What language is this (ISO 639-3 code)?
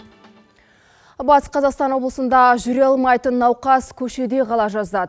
kaz